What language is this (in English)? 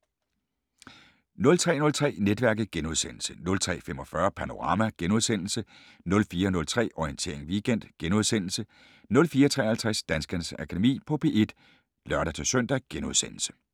Danish